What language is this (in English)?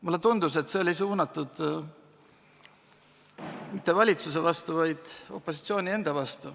Estonian